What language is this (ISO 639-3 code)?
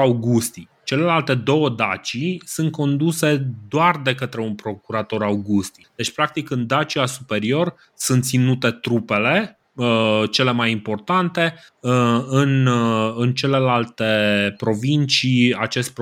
ron